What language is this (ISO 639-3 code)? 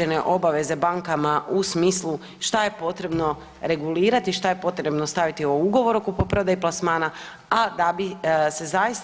hrv